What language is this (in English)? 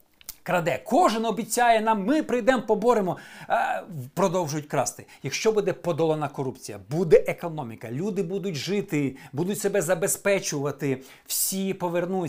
Ukrainian